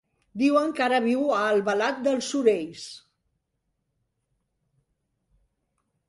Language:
Catalan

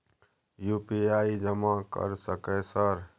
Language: Maithili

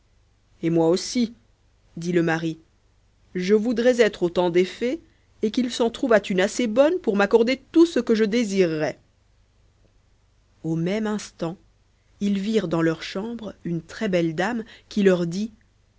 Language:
French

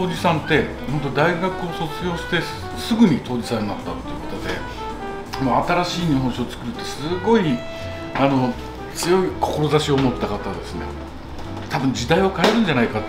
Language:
Japanese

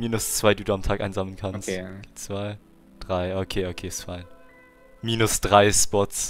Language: German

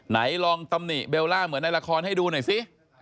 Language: Thai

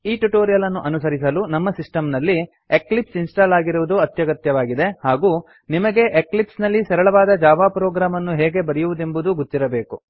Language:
Kannada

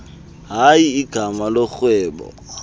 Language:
Xhosa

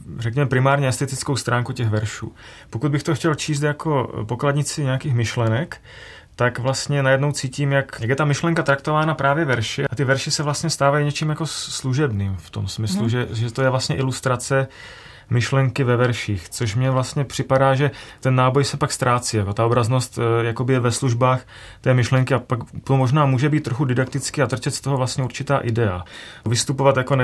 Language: Czech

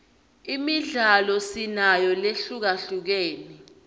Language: Swati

